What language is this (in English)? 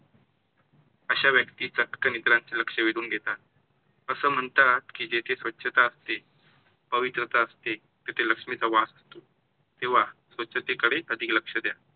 Marathi